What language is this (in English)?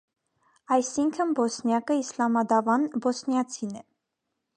Armenian